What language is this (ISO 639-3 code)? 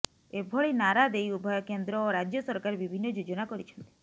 ori